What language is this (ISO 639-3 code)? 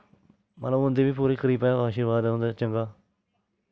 doi